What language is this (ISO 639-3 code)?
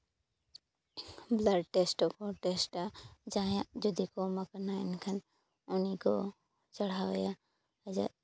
sat